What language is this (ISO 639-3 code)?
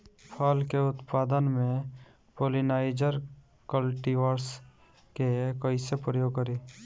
bho